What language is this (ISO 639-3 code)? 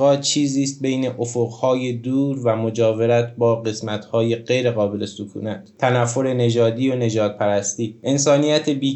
fas